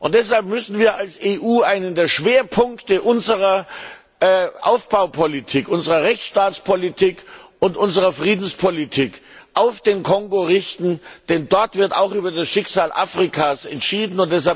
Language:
German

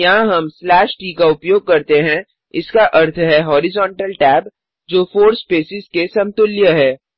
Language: Hindi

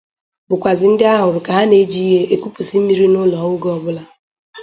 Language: Igbo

